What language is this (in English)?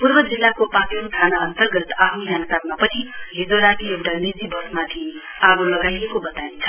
Nepali